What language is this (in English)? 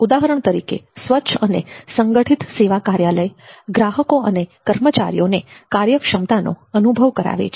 Gujarati